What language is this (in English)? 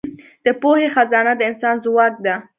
Pashto